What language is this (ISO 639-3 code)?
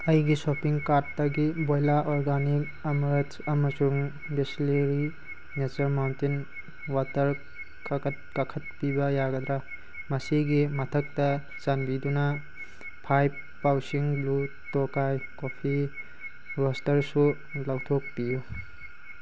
mni